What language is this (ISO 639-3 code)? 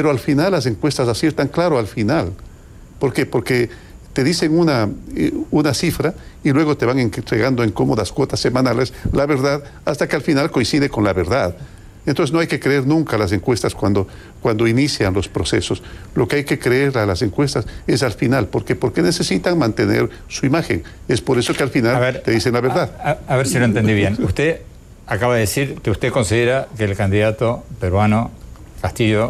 spa